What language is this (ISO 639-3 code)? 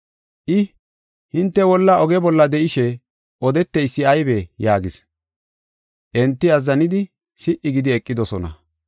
gof